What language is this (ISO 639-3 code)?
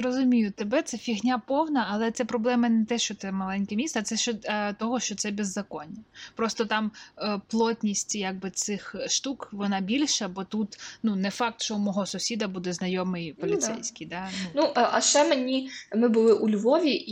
ukr